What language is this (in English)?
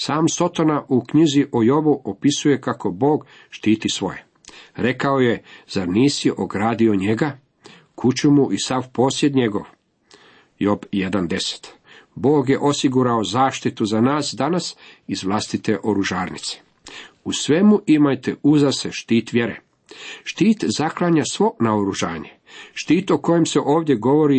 Croatian